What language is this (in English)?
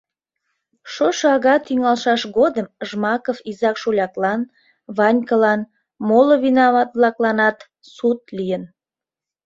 Mari